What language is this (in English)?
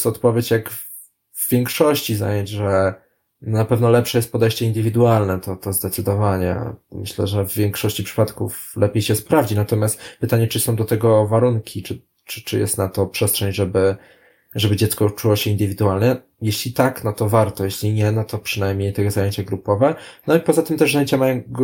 Polish